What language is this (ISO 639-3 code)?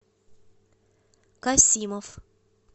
rus